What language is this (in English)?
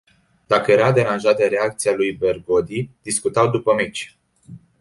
Romanian